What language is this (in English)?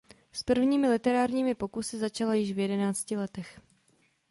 Czech